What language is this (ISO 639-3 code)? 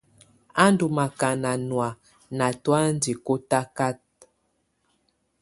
tvu